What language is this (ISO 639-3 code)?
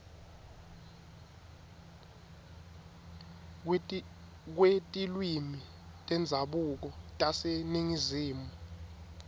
ssw